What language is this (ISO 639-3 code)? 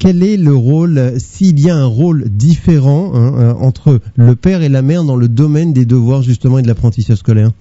fra